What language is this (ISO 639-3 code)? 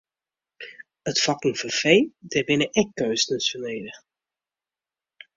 fry